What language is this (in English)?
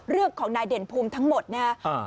Thai